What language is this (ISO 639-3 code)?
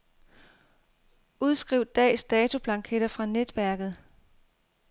dan